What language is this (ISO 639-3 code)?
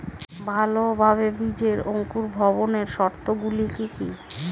ben